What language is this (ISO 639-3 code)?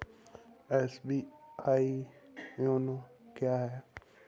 hin